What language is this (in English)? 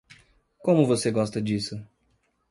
Portuguese